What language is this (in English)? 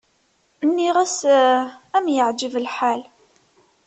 Kabyle